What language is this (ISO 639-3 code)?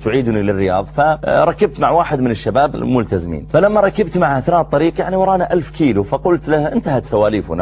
ara